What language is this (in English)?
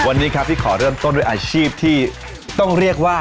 Thai